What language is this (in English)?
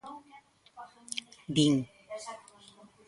Galician